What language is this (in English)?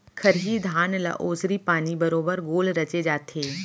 Chhattisgarhi